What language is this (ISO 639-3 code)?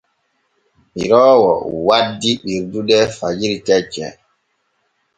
fue